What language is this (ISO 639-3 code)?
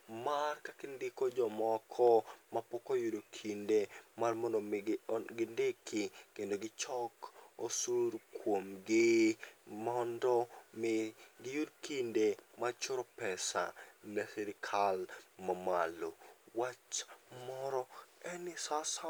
luo